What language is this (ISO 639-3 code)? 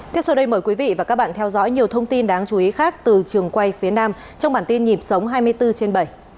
vie